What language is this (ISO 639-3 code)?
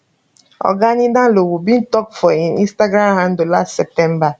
pcm